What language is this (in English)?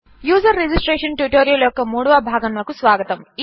Telugu